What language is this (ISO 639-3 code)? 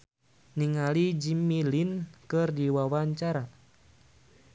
sun